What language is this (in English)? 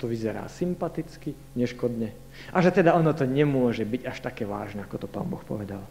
Slovak